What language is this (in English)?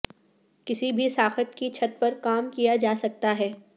Urdu